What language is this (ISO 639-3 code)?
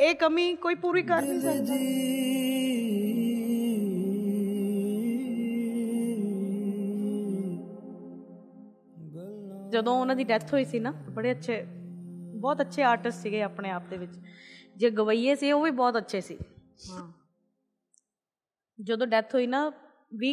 pan